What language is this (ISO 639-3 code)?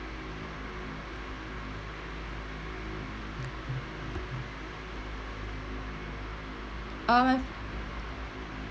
eng